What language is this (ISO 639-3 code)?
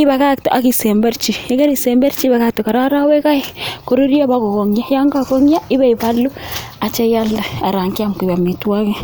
kln